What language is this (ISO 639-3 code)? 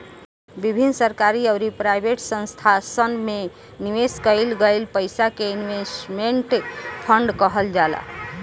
bho